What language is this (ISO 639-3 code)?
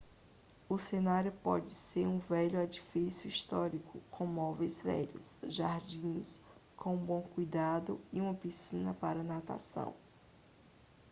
por